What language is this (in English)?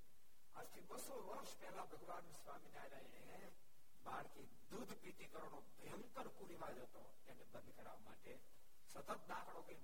Gujarati